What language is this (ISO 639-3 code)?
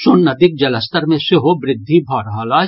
mai